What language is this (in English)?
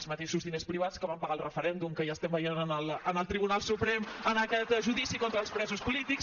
Catalan